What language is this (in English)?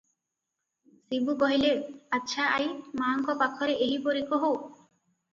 Odia